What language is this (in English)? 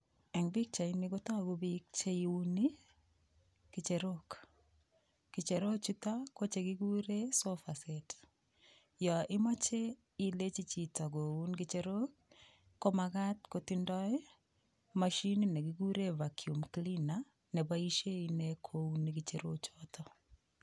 Kalenjin